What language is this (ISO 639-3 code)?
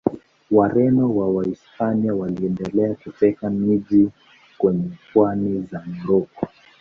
swa